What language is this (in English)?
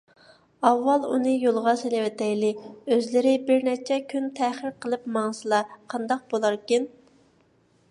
Uyghur